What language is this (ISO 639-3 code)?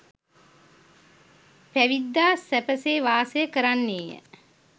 sin